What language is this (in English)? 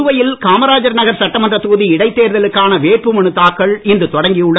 Tamil